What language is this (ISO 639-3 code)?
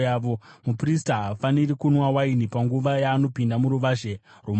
sna